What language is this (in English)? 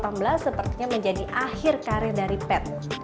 Indonesian